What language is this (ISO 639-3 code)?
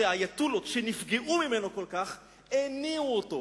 heb